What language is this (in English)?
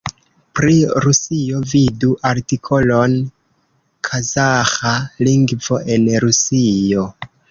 Esperanto